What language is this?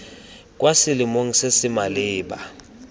Tswana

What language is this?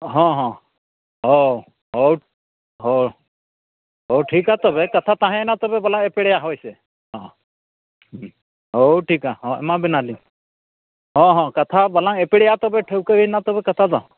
Santali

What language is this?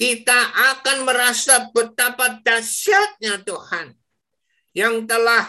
Indonesian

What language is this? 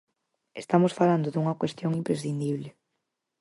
Galician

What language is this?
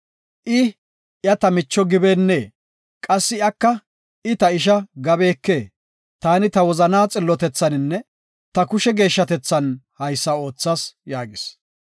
Gofa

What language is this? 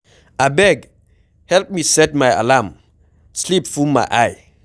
Nigerian Pidgin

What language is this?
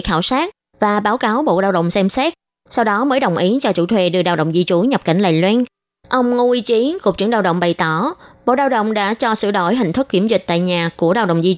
Vietnamese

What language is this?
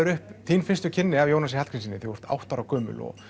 Icelandic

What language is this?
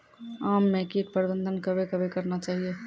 Maithili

